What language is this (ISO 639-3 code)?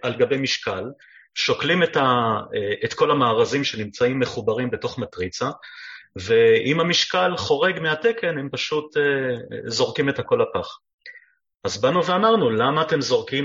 heb